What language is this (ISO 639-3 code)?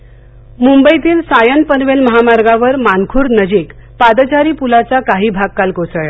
mar